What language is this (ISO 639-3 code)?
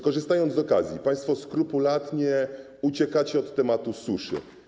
pol